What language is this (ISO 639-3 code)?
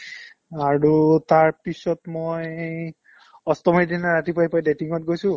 asm